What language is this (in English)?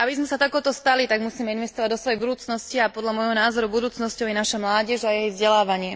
Slovak